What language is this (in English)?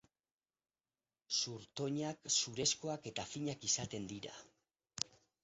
Basque